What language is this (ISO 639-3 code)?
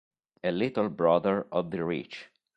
ita